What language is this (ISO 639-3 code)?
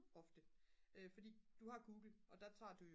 dan